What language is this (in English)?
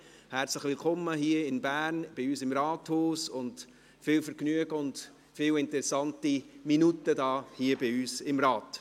Swiss German